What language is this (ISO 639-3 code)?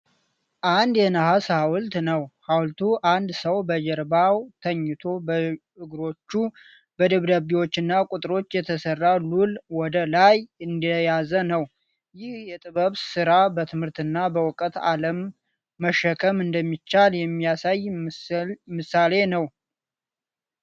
amh